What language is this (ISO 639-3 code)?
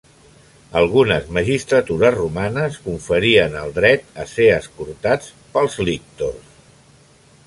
cat